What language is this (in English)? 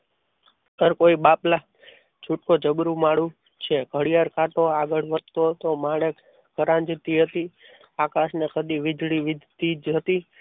Gujarati